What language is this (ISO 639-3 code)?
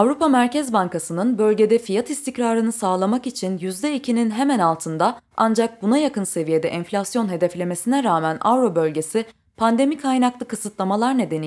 tur